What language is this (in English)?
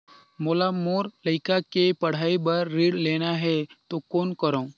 Chhattisgarhi